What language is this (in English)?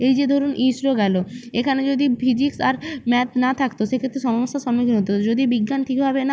Bangla